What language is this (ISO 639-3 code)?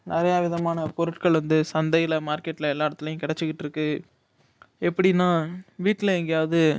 tam